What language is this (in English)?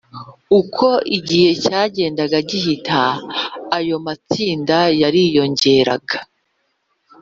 Kinyarwanda